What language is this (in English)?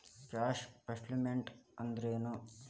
Kannada